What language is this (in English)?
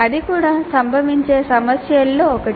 Telugu